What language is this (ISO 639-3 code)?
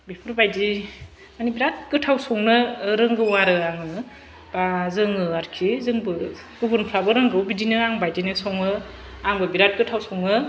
brx